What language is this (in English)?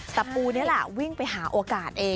Thai